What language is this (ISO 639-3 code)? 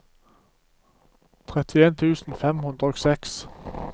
nor